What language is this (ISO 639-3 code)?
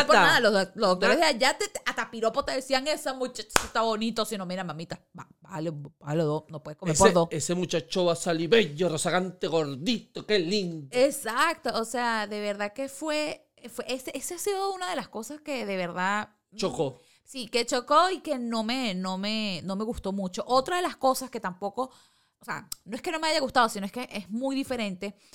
spa